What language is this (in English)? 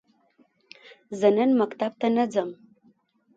Pashto